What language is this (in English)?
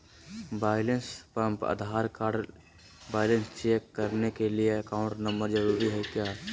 Magahi